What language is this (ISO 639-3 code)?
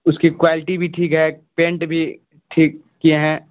urd